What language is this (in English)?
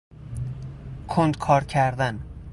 Persian